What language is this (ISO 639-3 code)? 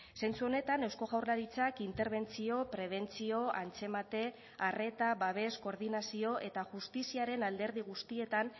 eus